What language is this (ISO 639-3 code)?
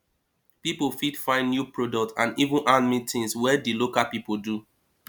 pcm